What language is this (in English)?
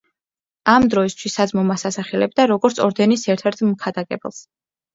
Georgian